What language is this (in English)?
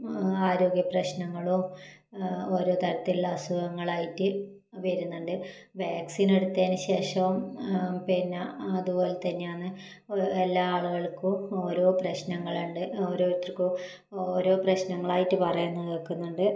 Malayalam